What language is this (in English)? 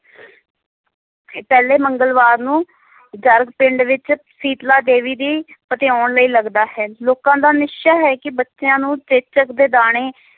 Punjabi